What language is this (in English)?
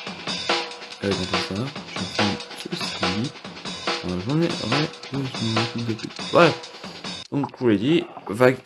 French